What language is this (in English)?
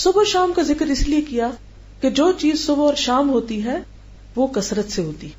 Hindi